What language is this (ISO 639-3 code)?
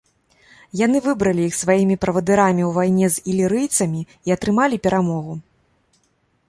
bel